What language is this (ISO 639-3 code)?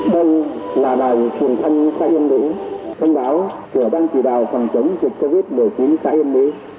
vie